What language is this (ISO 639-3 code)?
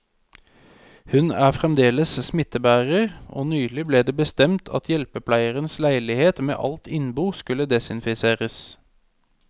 nor